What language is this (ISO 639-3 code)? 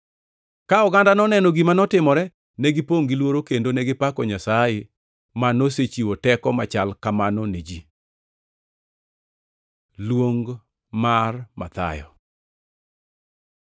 luo